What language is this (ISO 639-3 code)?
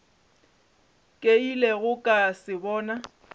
nso